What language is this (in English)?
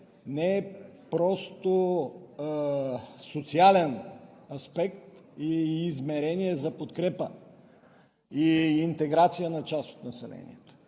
Bulgarian